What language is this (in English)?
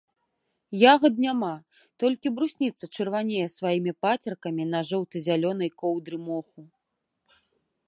Belarusian